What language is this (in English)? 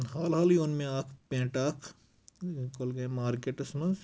Kashmiri